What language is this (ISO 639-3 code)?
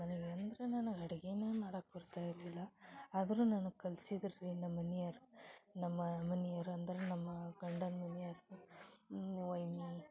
kan